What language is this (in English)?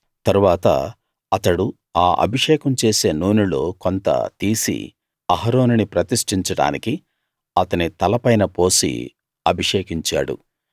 Telugu